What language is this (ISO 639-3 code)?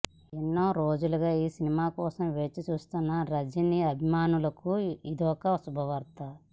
tel